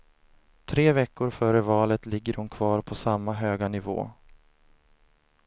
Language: Swedish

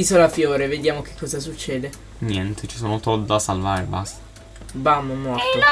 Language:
Italian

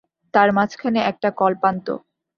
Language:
Bangla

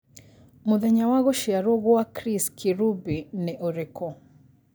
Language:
Kikuyu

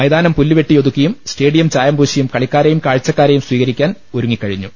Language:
Malayalam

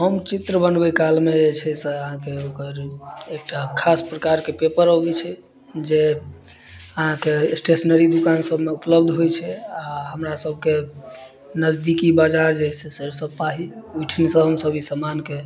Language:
Maithili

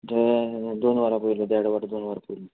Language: Konkani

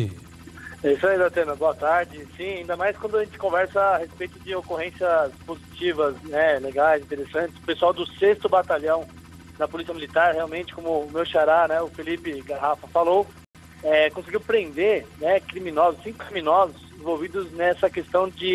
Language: Portuguese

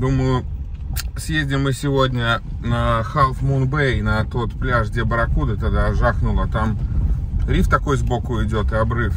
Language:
Russian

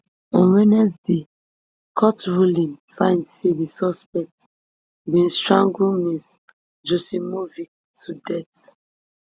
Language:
Nigerian Pidgin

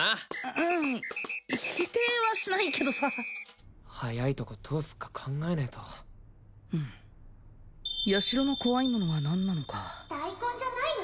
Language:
Japanese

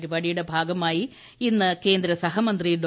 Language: Malayalam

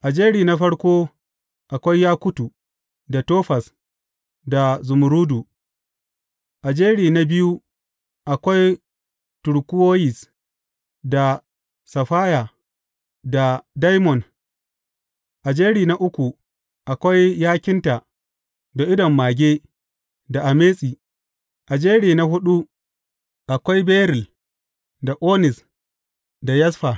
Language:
Hausa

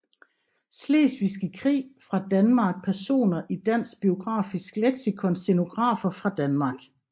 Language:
Danish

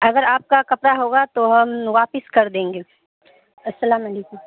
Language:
Urdu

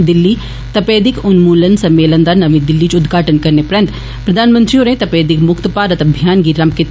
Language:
Dogri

